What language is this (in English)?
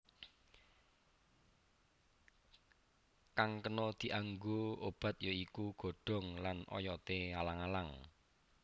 Javanese